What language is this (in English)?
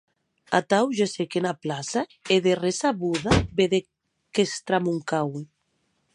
Occitan